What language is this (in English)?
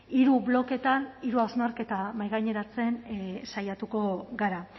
Basque